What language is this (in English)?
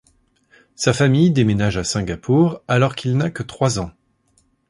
French